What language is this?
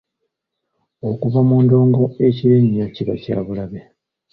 Ganda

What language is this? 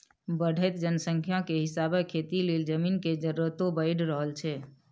Maithili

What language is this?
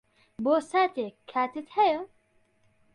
Central Kurdish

